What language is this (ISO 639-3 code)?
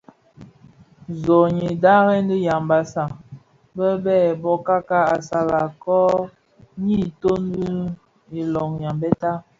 ksf